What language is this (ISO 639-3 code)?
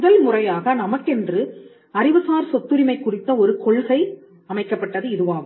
tam